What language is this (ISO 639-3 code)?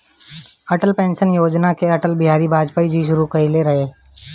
bho